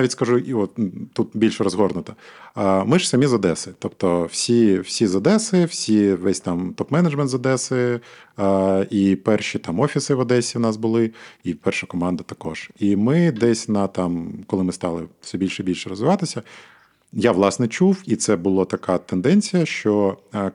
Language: Ukrainian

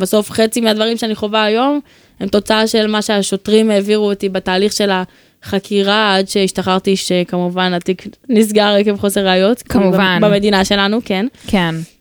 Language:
Hebrew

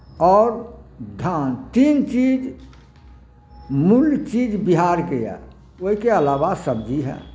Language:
Maithili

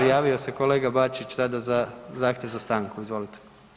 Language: Croatian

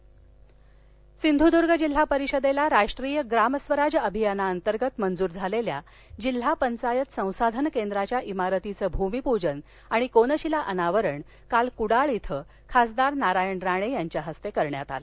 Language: Marathi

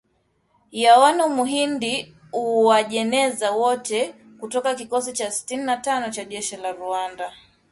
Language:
Swahili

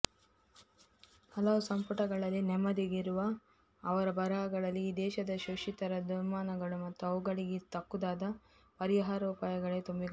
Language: Kannada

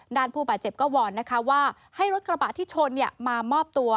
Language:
Thai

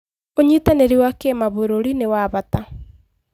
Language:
Kikuyu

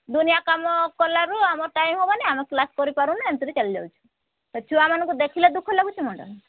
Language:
Odia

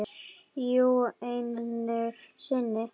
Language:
Icelandic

